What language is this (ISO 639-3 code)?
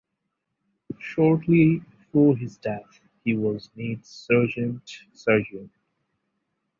eng